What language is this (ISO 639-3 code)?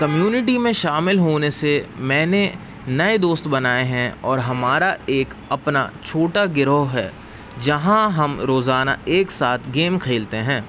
urd